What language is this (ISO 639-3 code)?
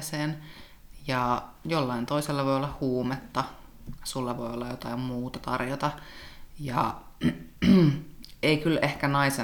fin